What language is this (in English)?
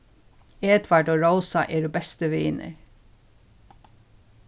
Faroese